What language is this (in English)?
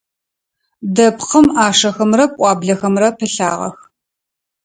Adyghe